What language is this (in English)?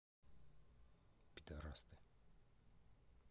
Russian